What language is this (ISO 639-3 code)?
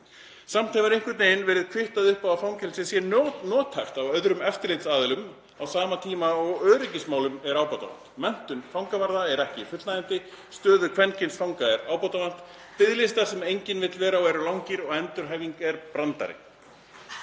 isl